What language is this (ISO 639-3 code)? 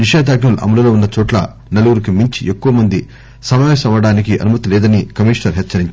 tel